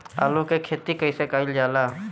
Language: Bhojpuri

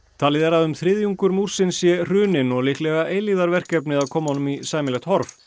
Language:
Icelandic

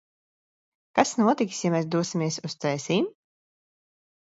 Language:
Latvian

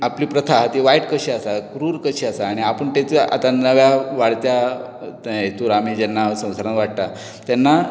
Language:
Konkani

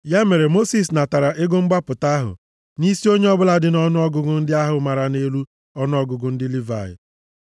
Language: Igbo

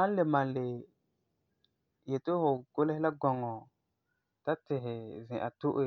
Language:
Frafra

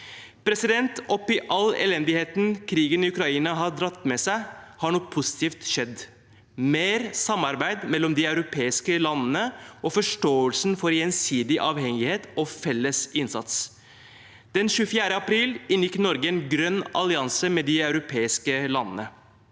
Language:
Norwegian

